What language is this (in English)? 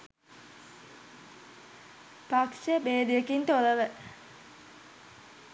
Sinhala